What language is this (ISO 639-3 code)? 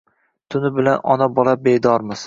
uzb